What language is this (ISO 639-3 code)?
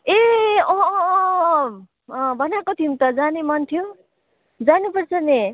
nep